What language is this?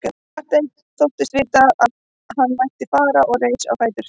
Icelandic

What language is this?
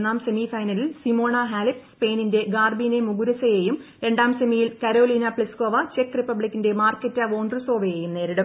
Malayalam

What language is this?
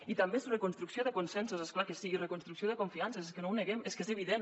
Catalan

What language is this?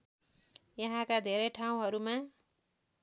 Nepali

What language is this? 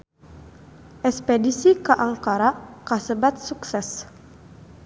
Sundanese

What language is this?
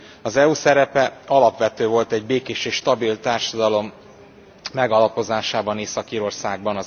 Hungarian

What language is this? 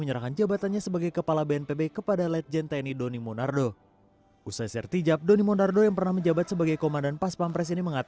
Indonesian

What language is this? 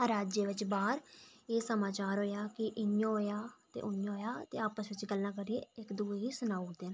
Dogri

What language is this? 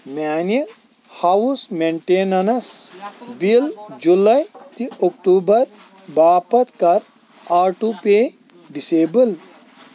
Kashmiri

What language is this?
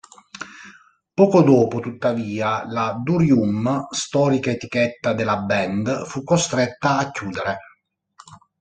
Italian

